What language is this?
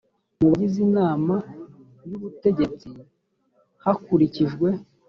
Kinyarwanda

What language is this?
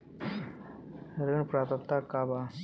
Bhojpuri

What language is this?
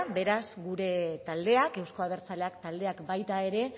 Basque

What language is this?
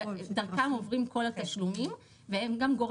Hebrew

